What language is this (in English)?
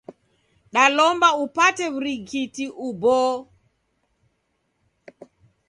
Taita